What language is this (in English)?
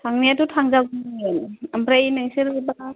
Bodo